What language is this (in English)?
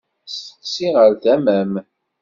Kabyle